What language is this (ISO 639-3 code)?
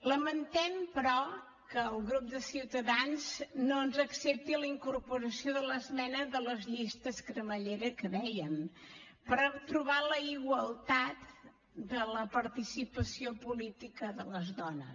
cat